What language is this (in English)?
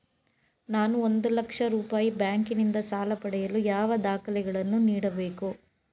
Kannada